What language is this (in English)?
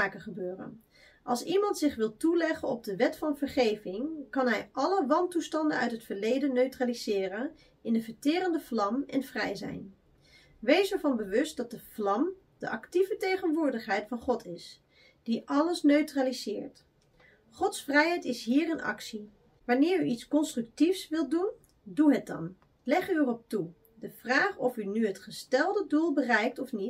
Dutch